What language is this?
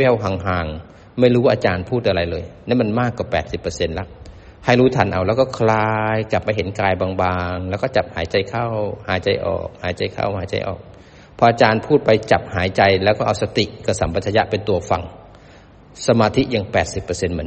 Thai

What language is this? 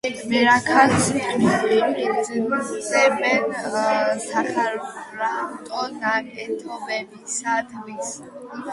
Georgian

